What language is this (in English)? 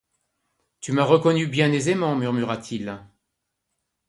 French